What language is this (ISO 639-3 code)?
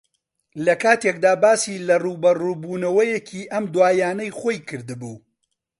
ckb